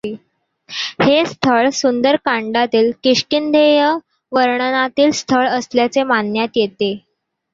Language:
Marathi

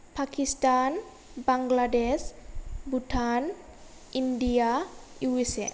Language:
Bodo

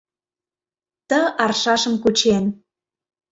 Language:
Mari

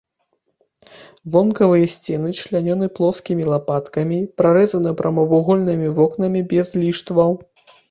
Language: Belarusian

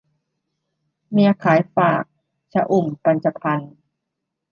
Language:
Thai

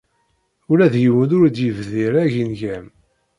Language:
Kabyle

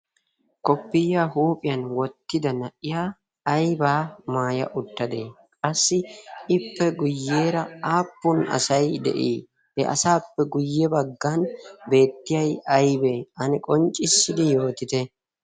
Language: Wolaytta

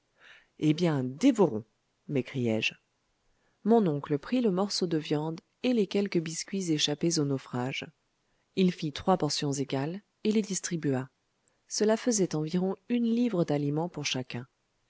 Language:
French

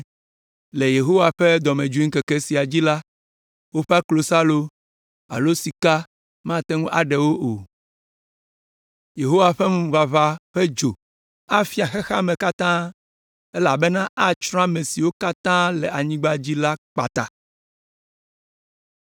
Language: Ewe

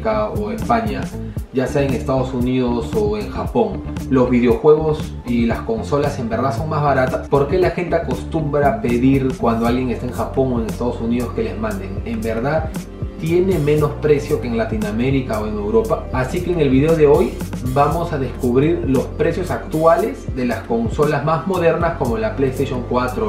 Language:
Spanish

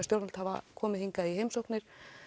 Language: Icelandic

